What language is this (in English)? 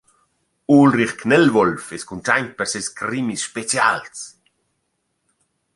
Romansh